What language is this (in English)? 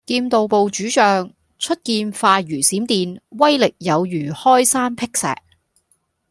Cantonese